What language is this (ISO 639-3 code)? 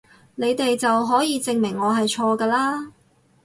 yue